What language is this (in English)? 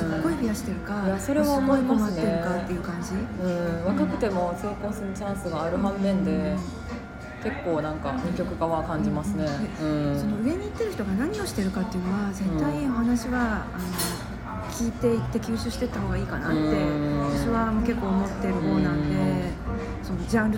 Japanese